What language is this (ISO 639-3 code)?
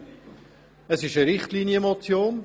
gsw